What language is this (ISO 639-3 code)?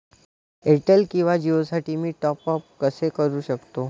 mar